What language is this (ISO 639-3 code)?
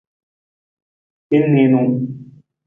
nmz